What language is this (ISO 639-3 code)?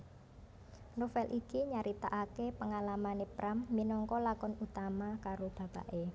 jav